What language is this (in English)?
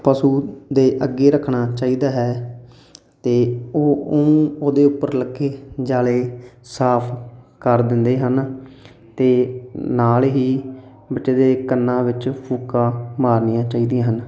Punjabi